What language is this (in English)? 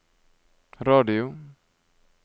Norwegian